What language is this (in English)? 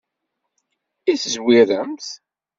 Kabyle